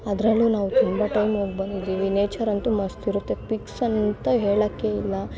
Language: Kannada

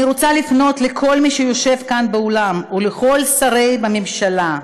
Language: Hebrew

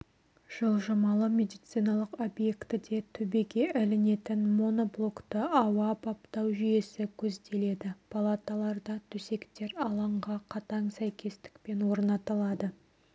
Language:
Kazakh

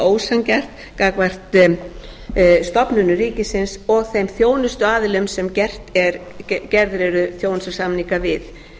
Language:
Icelandic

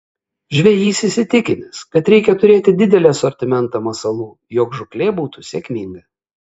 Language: Lithuanian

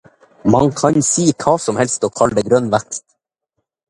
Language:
Norwegian Bokmål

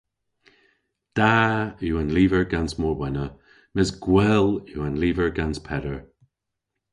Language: Cornish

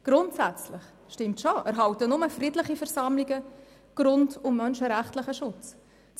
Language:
Swiss German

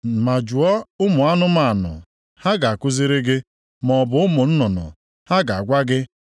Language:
Igbo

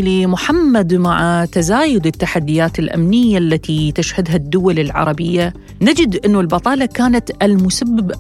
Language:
Arabic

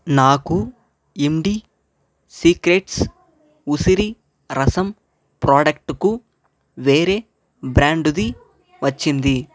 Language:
Telugu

